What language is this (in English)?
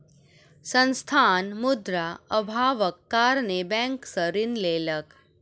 Maithili